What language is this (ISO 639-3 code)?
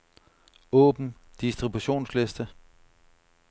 dan